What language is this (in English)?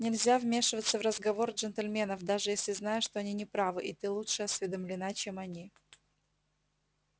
Russian